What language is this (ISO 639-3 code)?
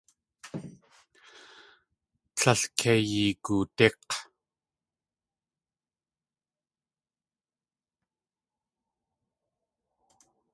tli